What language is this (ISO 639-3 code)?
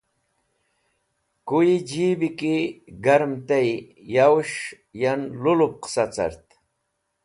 wbl